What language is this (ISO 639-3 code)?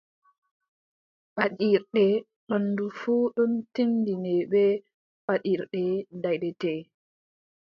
fub